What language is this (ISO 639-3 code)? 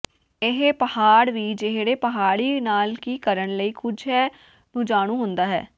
pan